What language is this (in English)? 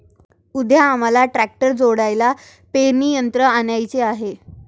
Marathi